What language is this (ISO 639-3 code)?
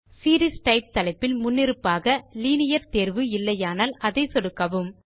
tam